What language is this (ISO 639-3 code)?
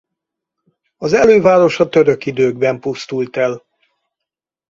hun